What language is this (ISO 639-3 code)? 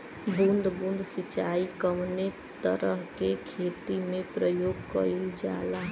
bho